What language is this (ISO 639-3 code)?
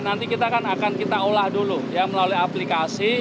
ind